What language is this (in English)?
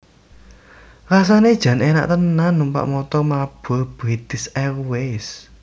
Javanese